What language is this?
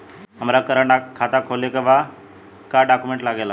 Bhojpuri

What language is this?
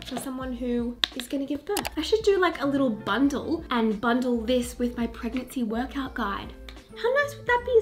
English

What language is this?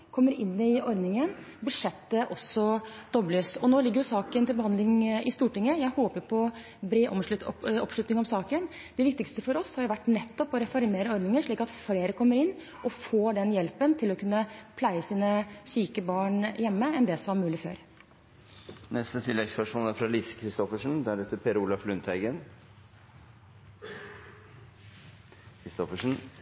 Norwegian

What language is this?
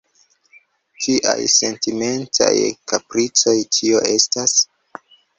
Esperanto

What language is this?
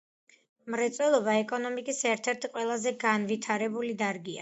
Georgian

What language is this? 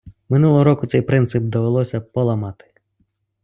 Ukrainian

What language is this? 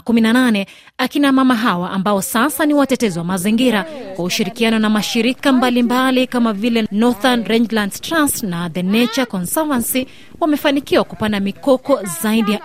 Swahili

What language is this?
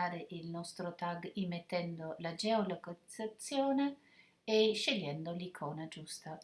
Italian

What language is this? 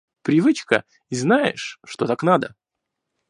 Russian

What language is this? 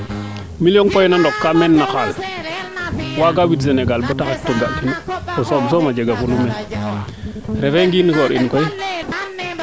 Serer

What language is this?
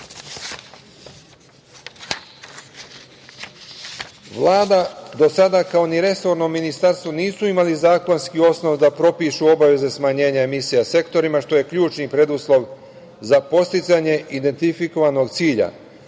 Serbian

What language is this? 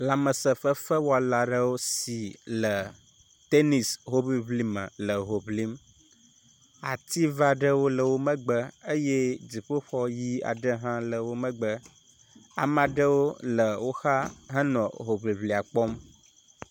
Ewe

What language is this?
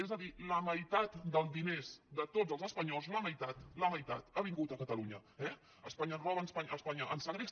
Catalan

